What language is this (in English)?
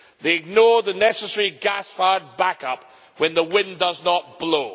English